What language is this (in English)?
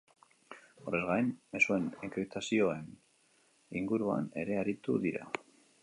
Basque